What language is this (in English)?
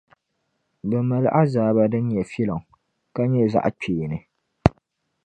Dagbani